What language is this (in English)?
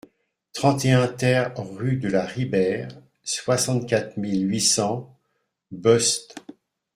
French